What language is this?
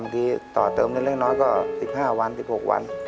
Thai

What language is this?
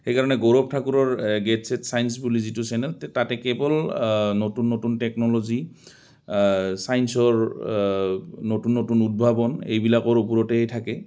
Assamese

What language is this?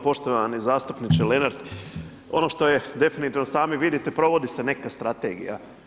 Croatian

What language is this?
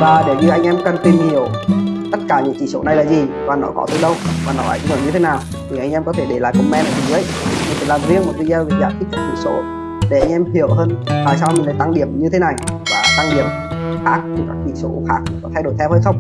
Vietnamese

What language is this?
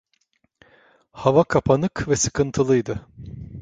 Turkish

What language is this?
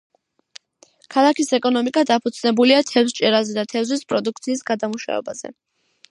Georgian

